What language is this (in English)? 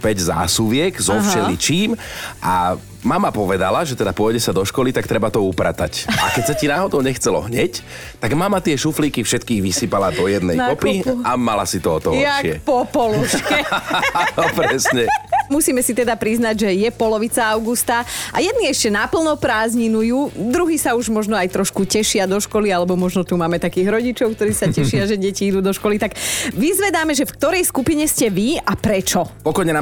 Slovak